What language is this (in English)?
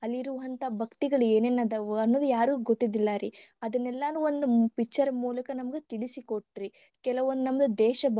Kannada